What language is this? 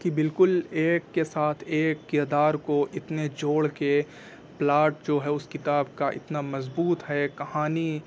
Urdu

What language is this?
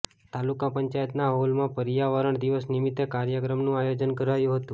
Gujarati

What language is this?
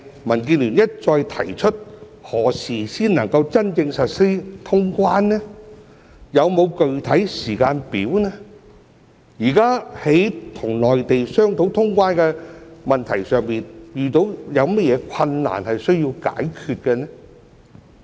Cantonese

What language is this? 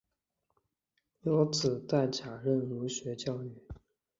Chinese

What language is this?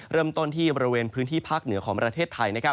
Thai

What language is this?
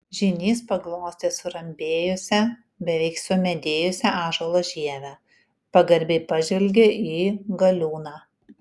Lithuanian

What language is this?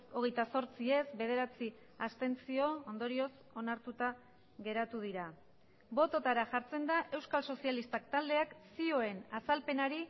Basque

